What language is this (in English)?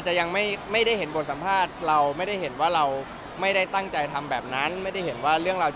Thai